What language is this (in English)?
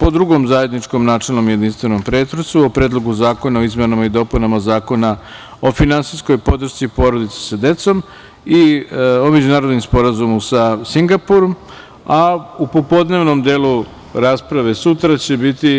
Serbian